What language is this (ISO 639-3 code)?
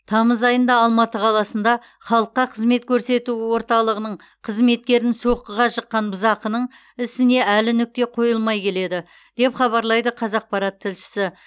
kaz